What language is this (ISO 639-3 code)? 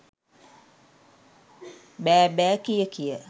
sin